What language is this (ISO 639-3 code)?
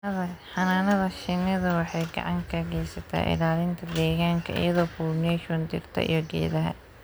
som